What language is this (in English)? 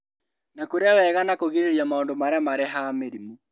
Kikuyu